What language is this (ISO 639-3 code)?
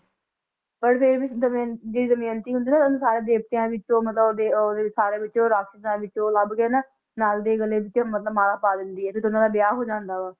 pan